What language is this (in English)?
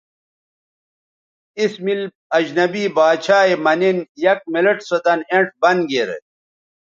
Bateri